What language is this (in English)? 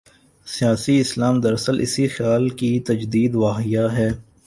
Urdu